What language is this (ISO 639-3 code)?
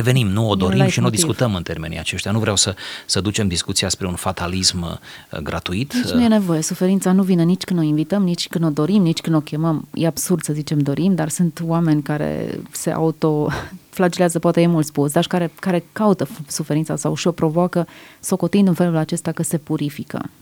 ron